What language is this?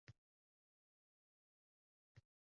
Uzbek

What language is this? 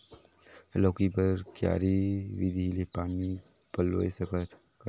Chhattisgarhi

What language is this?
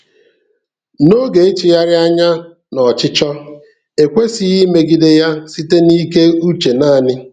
Igbo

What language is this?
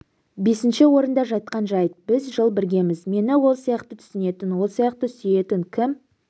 Kazakh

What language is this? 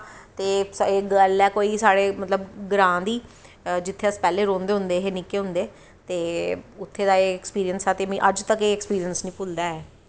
Dogri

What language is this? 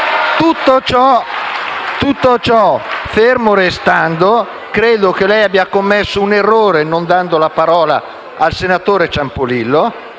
Italian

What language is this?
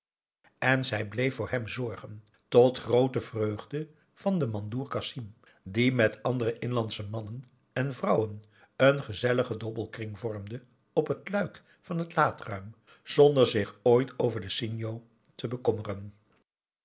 Dutch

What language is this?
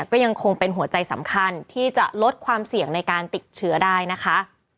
Thai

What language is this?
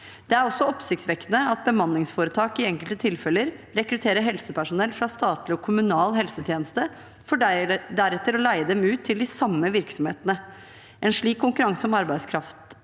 Norwegian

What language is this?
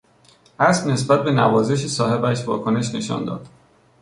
Persian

